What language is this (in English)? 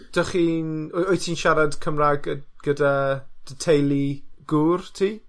Welsh